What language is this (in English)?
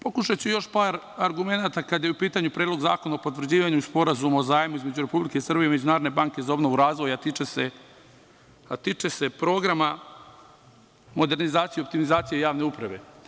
Serbian